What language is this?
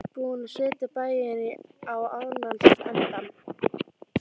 Icelandic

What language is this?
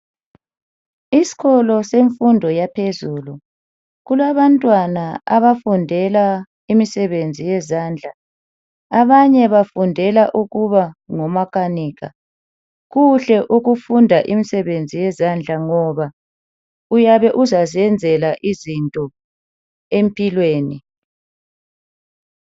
North Ndebele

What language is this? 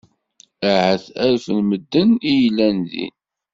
Kabyle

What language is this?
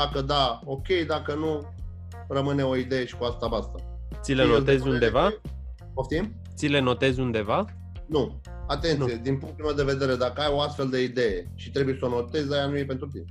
Romanian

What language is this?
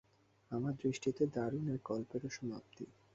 Bangla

